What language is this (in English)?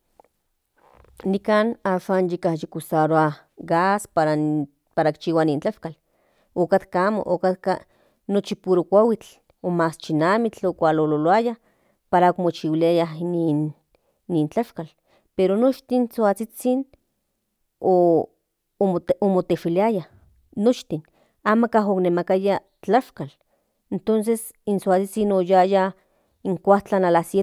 Central Nahuatl